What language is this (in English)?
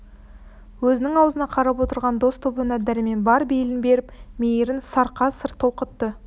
Kazakh